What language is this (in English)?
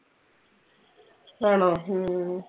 Malayalam